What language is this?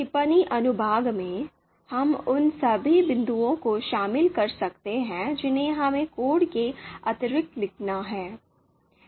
Hindi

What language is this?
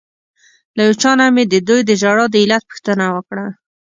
Pashto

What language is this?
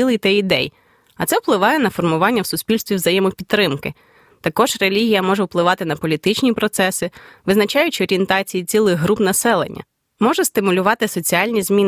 Ukrainian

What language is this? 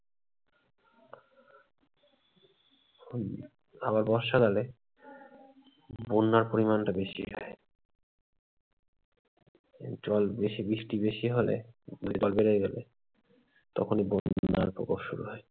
Bangla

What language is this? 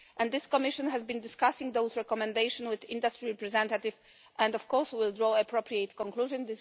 English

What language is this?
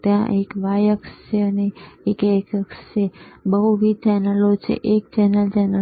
Gujarati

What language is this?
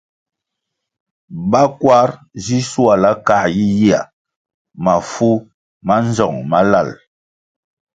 Kwasio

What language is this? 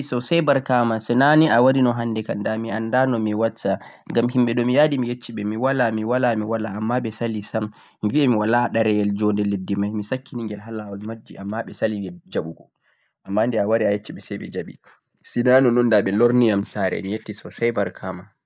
Central-Eastern Niger Fulfulde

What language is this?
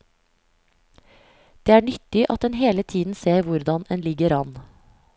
Norwegian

